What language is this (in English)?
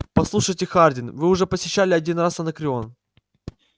Russian